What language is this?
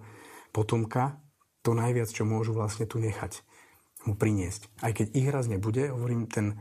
Slovak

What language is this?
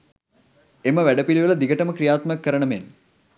Sinhala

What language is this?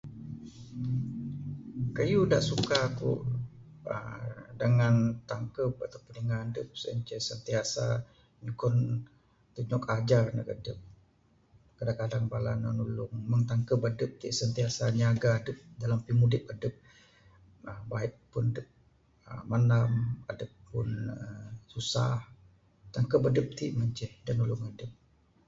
Bukar-Sadung Bidayuh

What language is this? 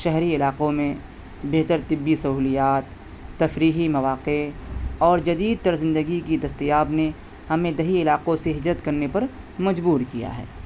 Urdu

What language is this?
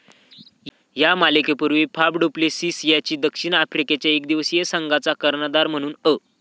Marathi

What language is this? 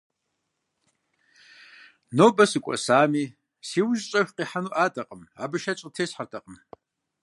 Kabardian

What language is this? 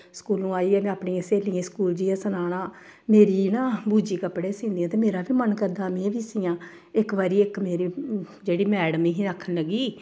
Dogri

